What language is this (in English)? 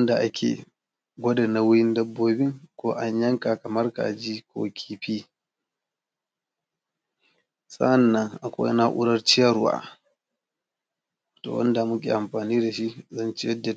Hausa